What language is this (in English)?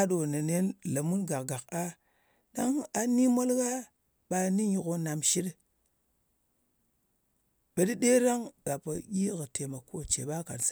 Ngas